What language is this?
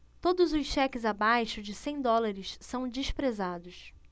Portuguese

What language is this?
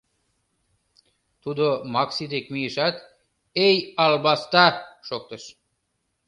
Mari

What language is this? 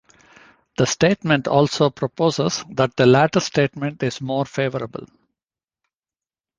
English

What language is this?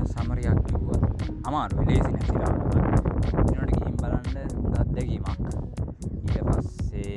Indonesian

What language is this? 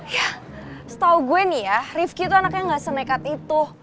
Indonesian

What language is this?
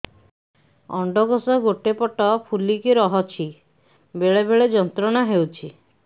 Odia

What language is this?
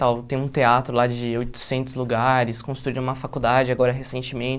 Portuguese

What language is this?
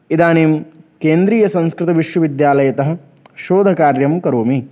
Sanskrit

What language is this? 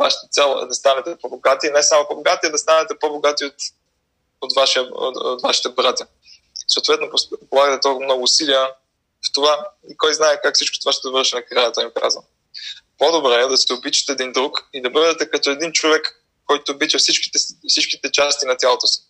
Bulgarian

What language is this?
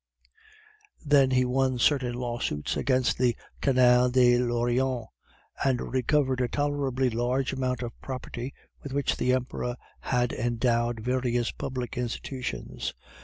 English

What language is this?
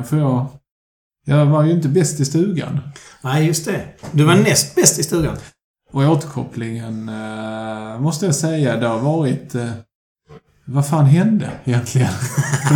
Swedish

